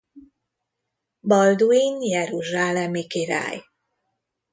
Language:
Hungarian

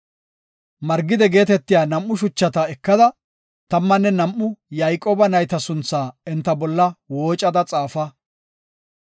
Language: Gofa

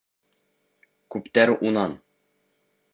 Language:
Bashkir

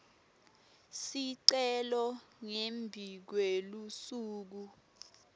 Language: Swati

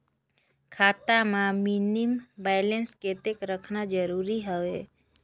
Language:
Chhattisgarhi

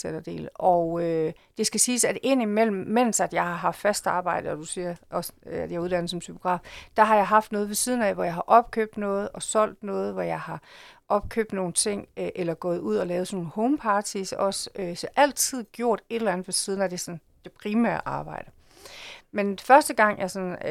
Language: Danish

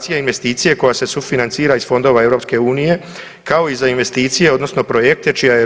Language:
Croatian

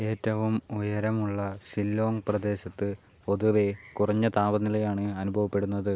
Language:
Malayalam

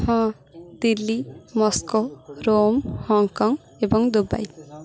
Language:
Odia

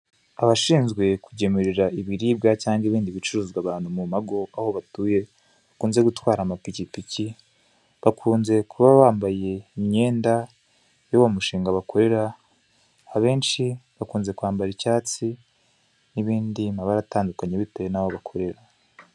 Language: Kinyarwanda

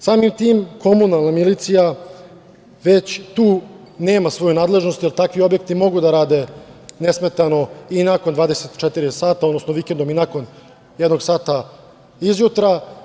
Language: Serbian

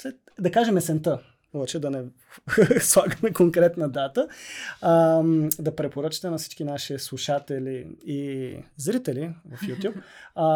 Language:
Bulgarian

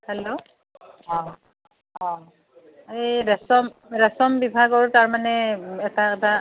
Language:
Assamese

